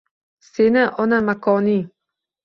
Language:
Uzbek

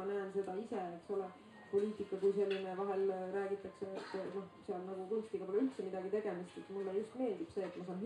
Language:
Swedish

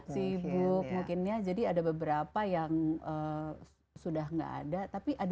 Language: Indonesian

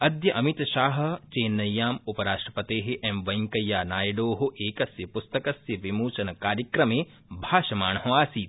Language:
Sanskrit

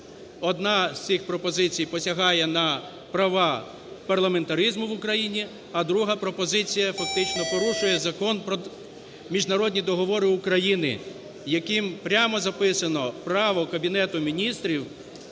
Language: Ukrainian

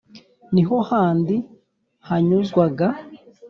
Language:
Kinyarwanda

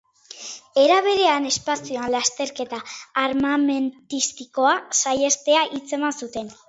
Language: Basque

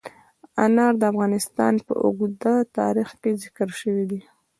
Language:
Pashto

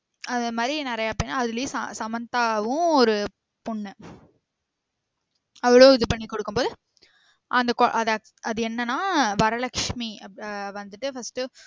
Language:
Tamil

